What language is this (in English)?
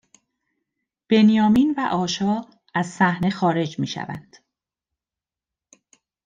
Persian